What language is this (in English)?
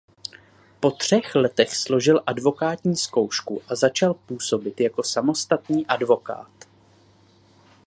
Czech